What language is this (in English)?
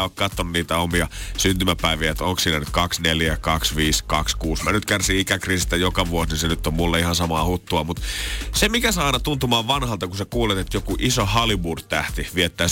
Finnish